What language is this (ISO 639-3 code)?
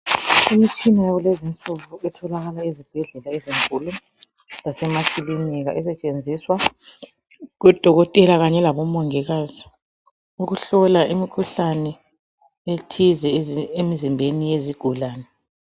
nde